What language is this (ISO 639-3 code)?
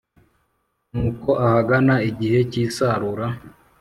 kin